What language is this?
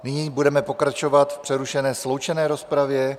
Czech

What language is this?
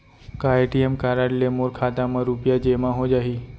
Chhattisgarhi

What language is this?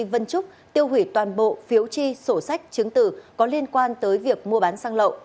Vietnamese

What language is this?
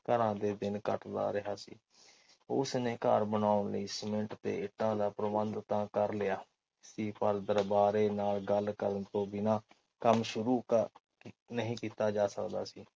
Punjabi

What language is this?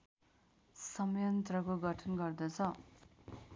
Nepali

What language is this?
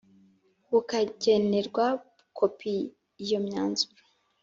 Kinyarwanda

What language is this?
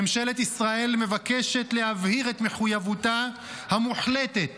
Hebrew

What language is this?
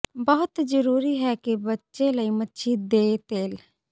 Punjabi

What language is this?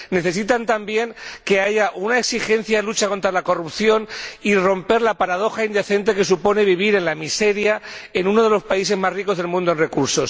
Spanish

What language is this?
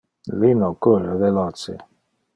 Interlingua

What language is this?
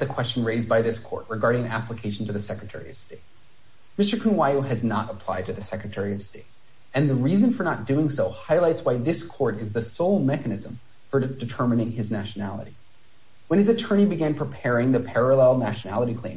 English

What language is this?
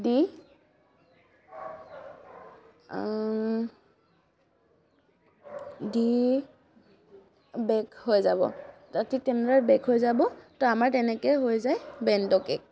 Assamese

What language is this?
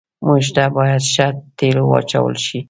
Pashto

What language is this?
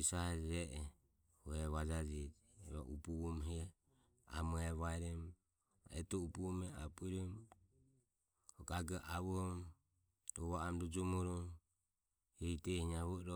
Ömie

